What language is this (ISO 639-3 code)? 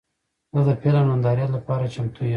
pus